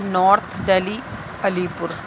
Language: Urdu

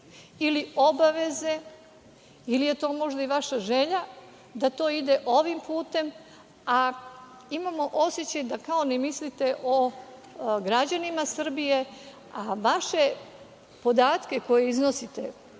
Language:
Serbian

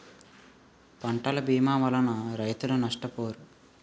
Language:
Telugu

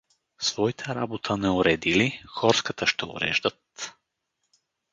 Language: Bulgarian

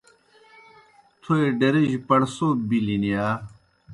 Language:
Kohistani Shina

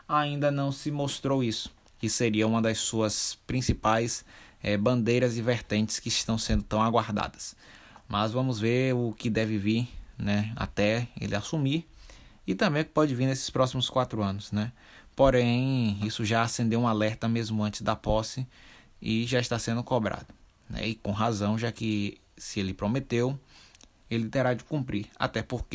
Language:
Portuguese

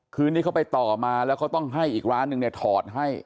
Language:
Thai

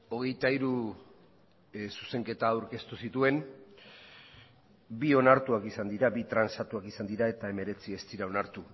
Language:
Basque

